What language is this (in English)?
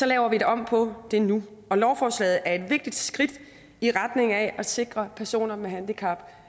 Danish